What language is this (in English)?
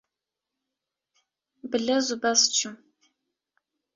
Kurdish